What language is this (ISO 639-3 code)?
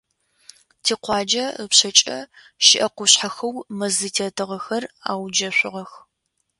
ady